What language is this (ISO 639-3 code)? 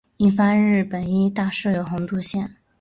zho